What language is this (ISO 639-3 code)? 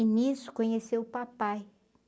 por